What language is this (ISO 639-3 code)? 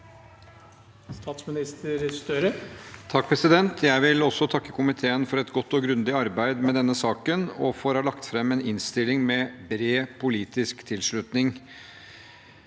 nor